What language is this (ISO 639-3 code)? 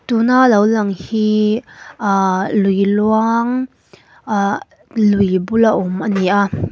lus